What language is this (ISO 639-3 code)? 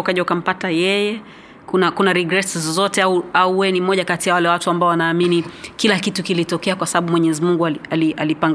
swa